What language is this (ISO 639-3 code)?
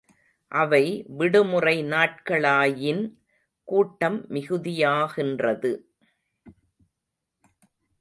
tam